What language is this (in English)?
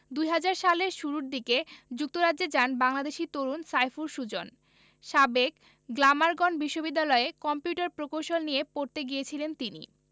Bangla